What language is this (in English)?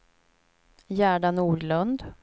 Swedish